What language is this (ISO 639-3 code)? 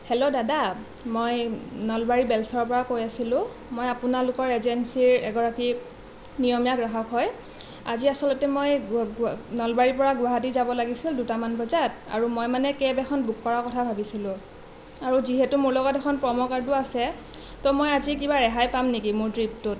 asm